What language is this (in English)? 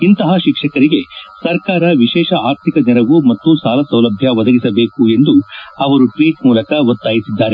Kannada